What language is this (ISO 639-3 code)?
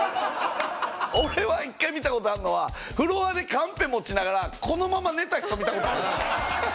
jpn